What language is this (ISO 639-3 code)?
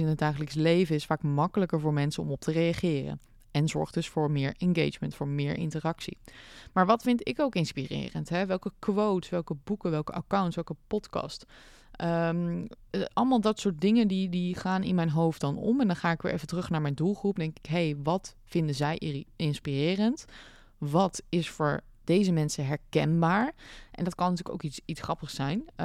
nld